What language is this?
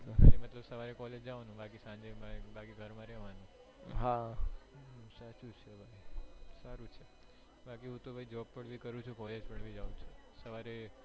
Gujarati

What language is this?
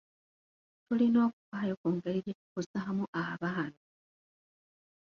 Ganda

